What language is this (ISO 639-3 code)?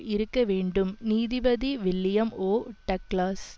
tam